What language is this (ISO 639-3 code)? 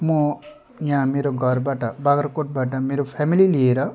nep